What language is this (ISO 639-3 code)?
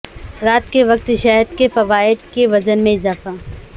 urd